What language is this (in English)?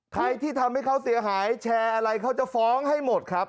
Thai